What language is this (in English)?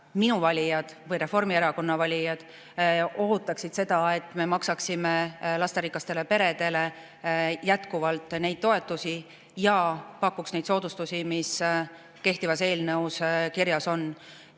Estonian